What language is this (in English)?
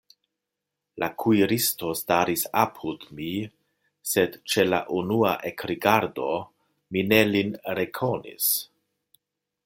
Esperanto